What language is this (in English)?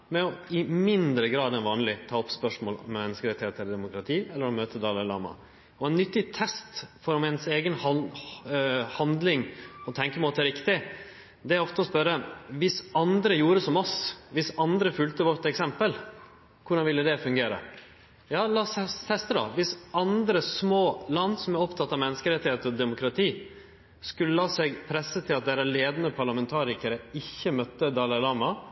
Norwegian Nynorsk